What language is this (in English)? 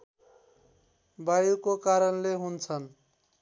Nepali